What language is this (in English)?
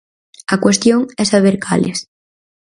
Galician